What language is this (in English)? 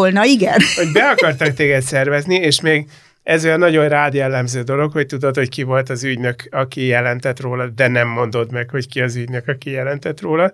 Hungarian